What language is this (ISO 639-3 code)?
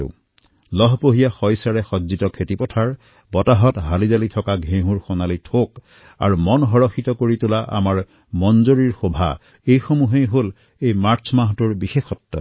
asm